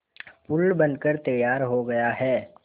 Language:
Hindi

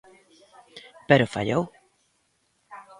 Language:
Galician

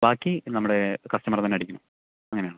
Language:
Malayalam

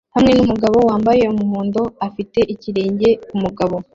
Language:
Kinyarwanda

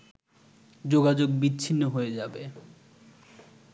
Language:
Bangla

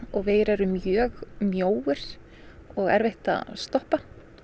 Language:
Icelandic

